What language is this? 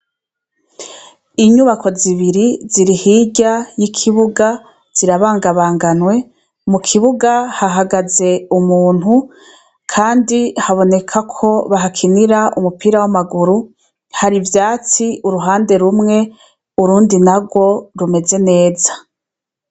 Rundi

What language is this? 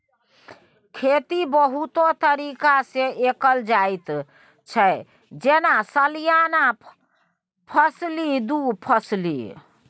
Maithili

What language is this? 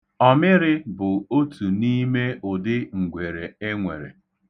Igbo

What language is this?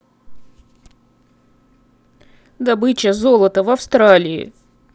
Russian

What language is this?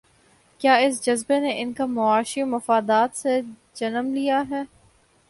Urdu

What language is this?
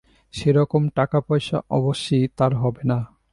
Bangla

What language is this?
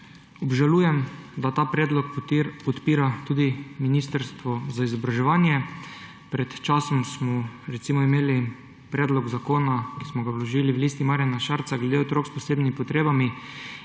Slovenian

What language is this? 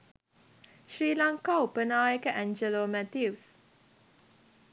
Sinhala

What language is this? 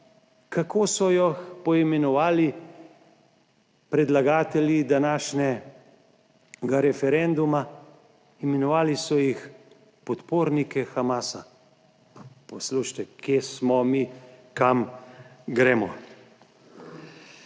Slovenian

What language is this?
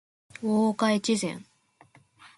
Japanese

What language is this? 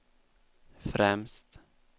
Swedish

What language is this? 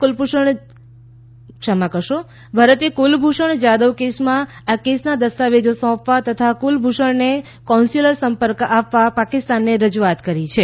Gujarati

